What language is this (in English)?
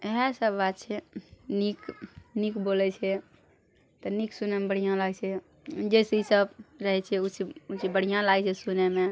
Maithili